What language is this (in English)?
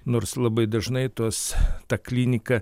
Lithuanian